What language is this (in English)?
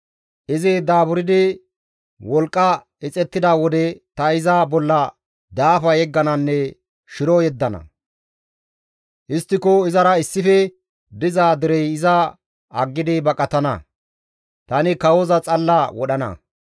Gamo